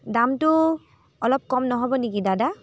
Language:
Assamese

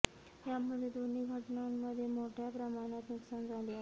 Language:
Marathi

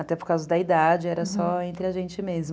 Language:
Portuguese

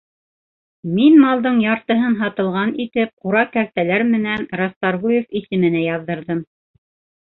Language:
Bashkir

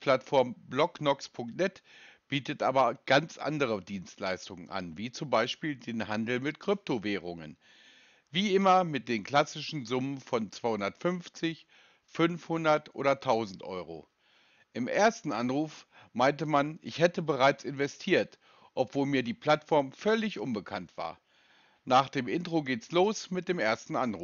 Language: German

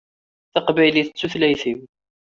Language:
Kabyle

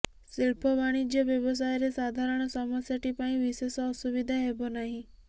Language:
Odia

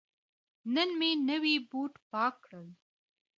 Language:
Pashto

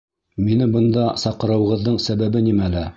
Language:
Bashkir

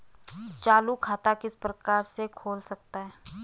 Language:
Hindi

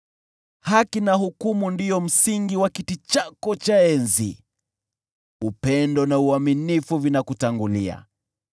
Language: Swahili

